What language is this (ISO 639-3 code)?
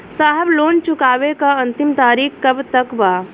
bho